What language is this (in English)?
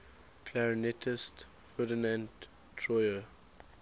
English